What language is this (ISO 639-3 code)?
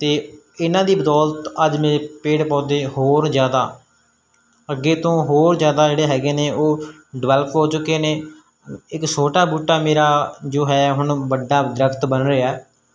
pan